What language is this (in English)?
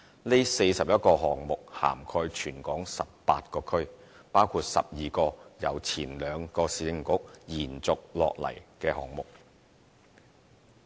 Cantonese